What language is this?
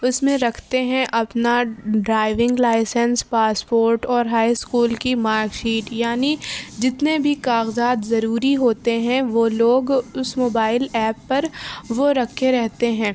Urdu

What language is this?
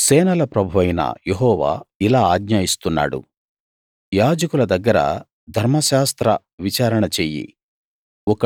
Telugu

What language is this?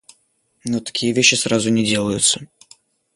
Russian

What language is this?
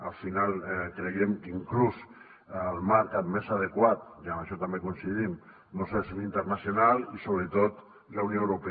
Catalan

